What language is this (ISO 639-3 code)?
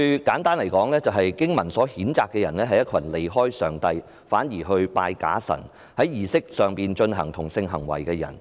yue